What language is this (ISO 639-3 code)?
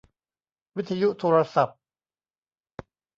tha